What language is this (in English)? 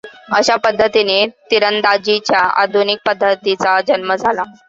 Marathi